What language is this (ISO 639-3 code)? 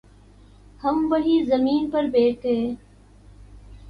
urd